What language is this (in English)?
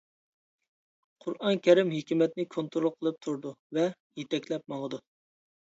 Uyghur